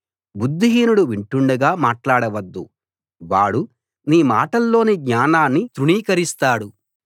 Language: Telugu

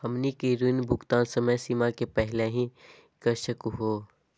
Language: Magahi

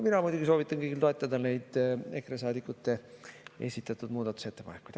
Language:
Estonian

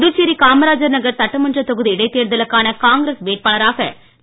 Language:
Tamil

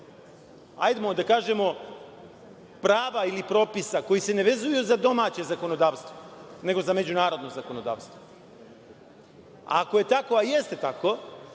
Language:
Serbian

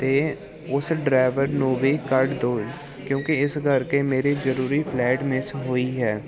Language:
Punjabi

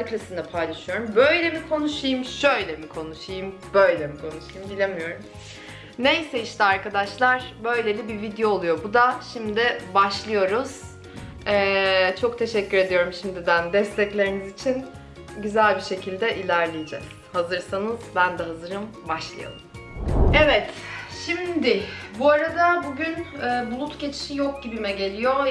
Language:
Turkish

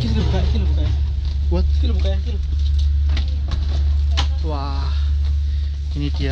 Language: Indonesian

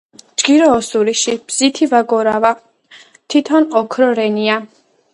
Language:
Georgian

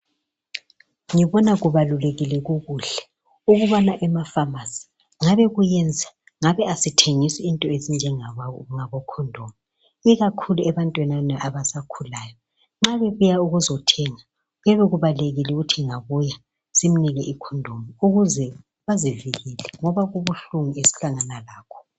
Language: North Ndebele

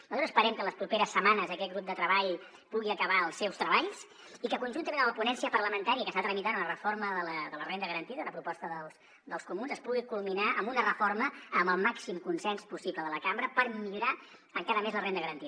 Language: Catalan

